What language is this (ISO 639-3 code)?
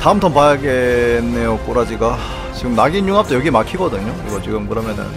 kor